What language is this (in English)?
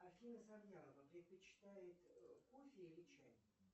Russian